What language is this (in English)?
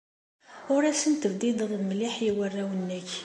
Kabyle